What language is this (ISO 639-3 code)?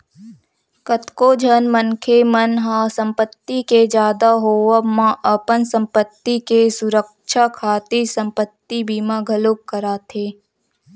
hne